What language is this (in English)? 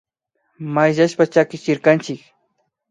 Imbabura Highland Quichua